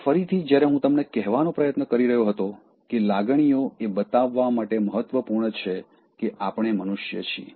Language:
Gujarati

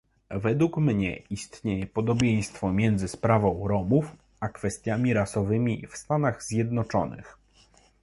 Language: Polish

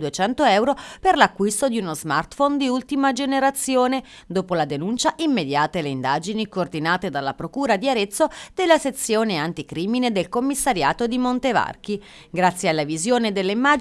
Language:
Italian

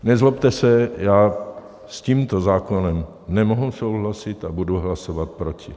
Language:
Czech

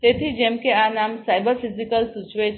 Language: Gujarati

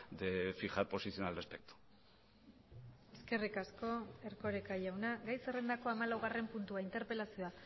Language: Basque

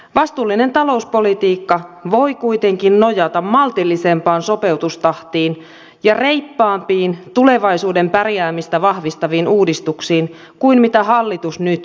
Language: Finnish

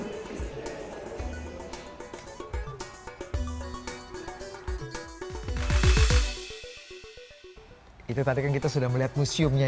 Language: Indonesian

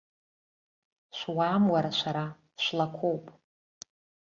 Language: Abkhazian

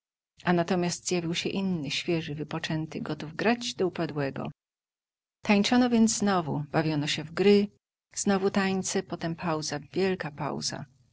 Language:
Polish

